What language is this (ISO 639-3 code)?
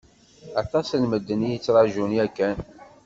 kab